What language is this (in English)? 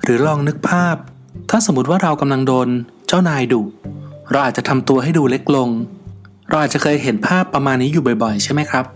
Thai